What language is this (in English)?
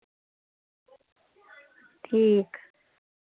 Dogri